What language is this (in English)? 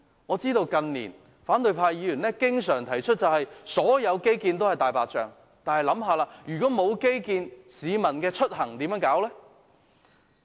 Cantonese